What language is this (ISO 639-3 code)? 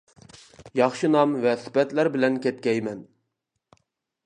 uig